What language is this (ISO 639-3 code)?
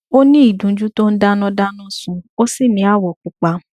yor